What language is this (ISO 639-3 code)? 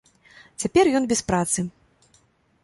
bel